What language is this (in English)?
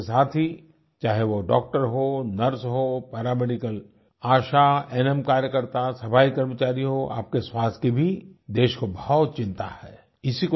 Hindi